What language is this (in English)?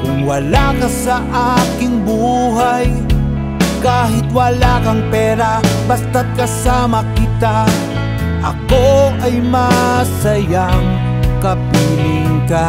Filipino